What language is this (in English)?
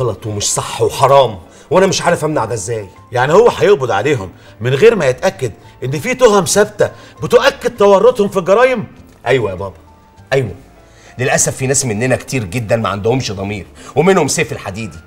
Arabic